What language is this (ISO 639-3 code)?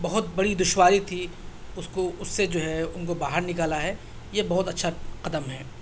urd